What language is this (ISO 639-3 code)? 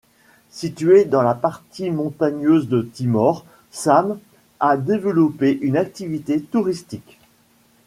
fra